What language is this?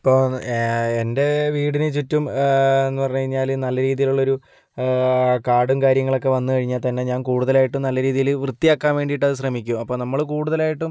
Malayalam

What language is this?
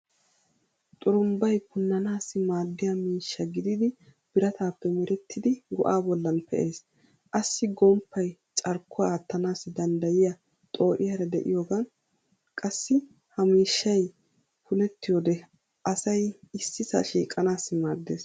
Wolaytta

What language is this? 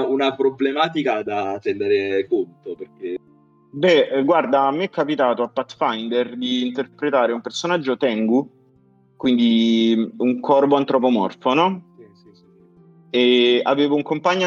Italian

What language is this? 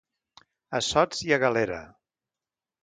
Catalan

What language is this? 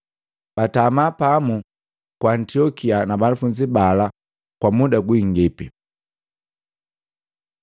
Matengo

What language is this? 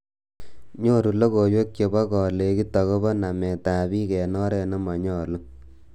Kalenjin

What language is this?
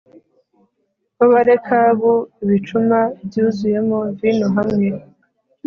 Kinyarwanda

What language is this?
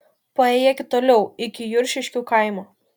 Lithuanian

